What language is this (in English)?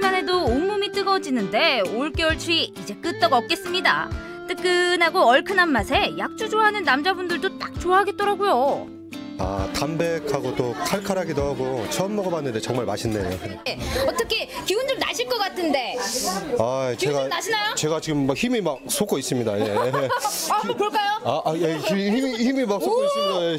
Korean